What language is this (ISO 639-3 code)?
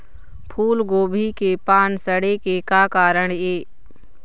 hne